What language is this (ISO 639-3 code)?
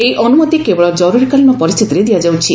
ori